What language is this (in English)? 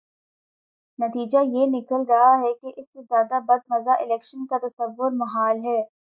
Urdu